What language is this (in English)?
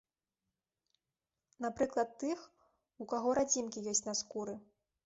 Belarusian